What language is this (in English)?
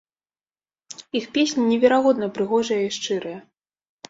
Belarusian